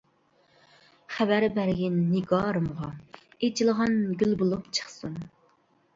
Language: Uyghur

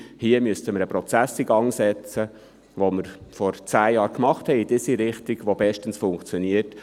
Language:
Swiss German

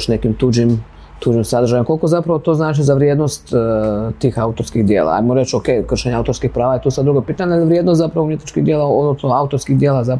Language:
Croatian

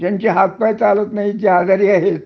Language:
Marathi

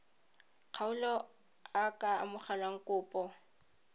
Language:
Tswana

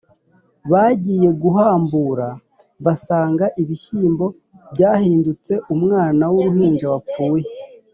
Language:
Kinyarwanda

